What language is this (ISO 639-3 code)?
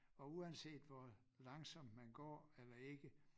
dan